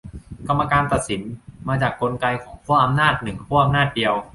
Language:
Thai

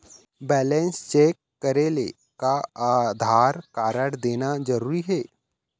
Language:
Chhattisgarhi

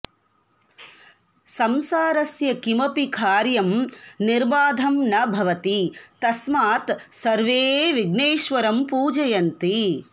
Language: Sanskrit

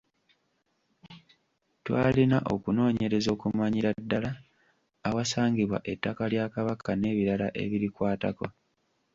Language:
Ganda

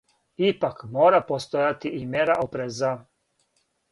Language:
Serbian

